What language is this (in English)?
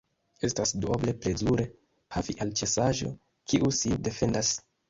Esperanto